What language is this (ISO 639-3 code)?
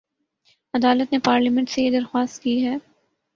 urd